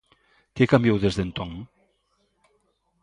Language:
Galician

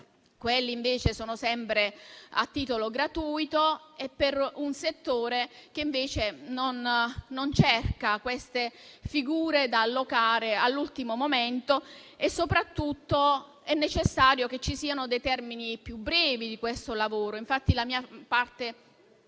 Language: Italian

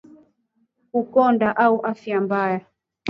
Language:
Swahili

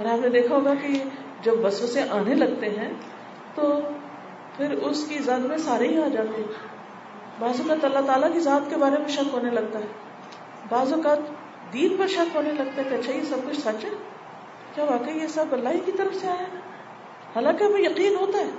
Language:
Urdu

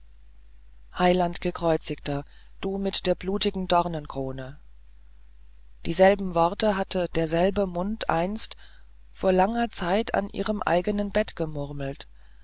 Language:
German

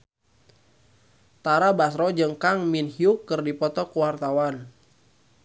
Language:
Sundanese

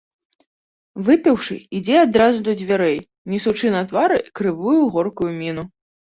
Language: Belarusian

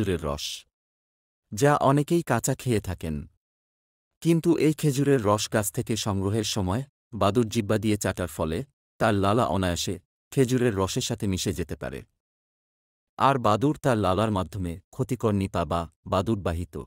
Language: Japanese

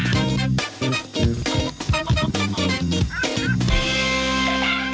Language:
Thai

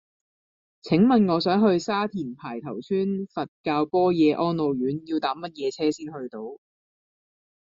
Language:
Cantonese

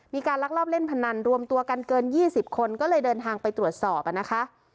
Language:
Thai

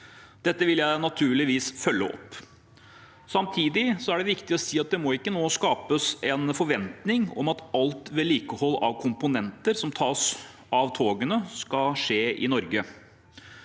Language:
Norwegian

